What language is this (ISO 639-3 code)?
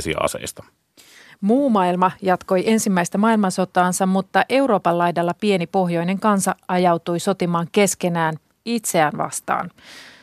fin